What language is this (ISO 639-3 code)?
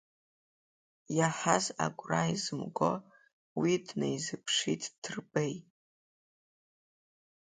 abk